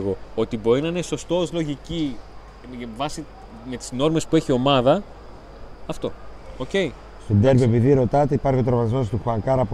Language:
Greek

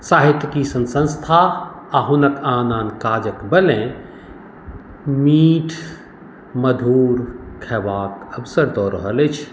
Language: Maithili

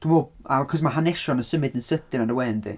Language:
Welsh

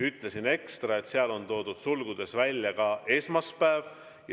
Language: Estonian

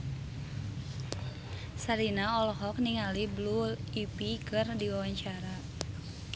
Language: Sundanese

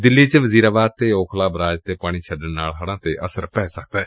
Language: Punjabi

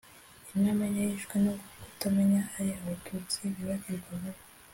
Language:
Kinyarwanda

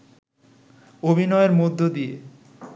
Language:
Bangla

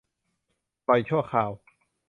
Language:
Thai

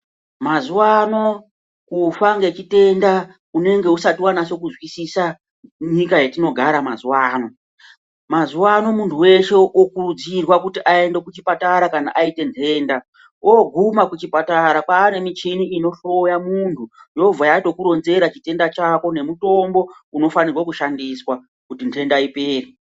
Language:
Ndau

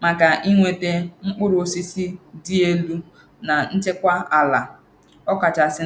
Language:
Igbo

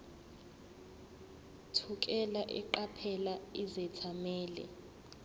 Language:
Zulu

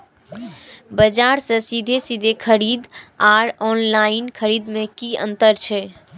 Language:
Maithili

